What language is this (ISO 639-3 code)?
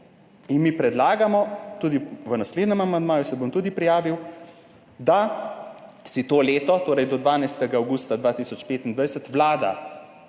slv